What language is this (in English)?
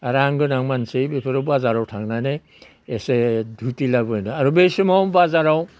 Bodo